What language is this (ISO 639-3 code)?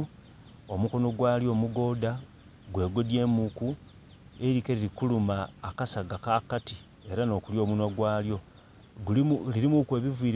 xog